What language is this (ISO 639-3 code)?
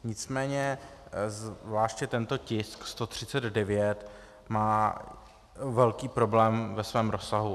ces